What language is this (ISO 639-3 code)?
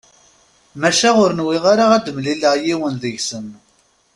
kab